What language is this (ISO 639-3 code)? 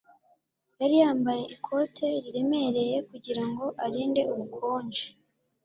kin